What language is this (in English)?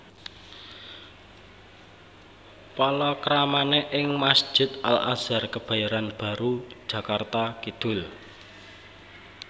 Javanese